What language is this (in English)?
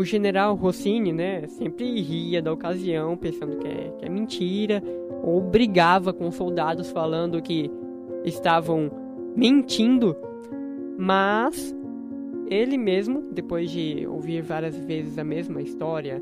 Portuguese